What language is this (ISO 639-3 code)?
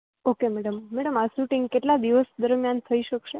guj